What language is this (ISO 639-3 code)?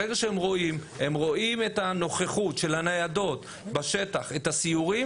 heb